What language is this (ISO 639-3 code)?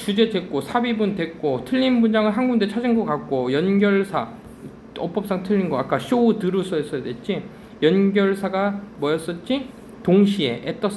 kor